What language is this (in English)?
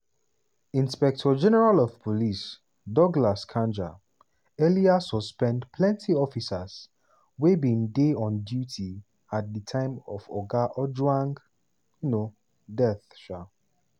Nigerian Pidgin